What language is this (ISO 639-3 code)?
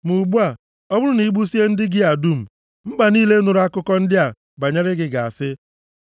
ibo